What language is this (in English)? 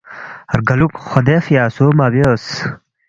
Balti